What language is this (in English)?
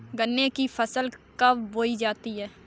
Hindi